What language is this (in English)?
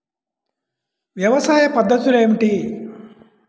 Telugu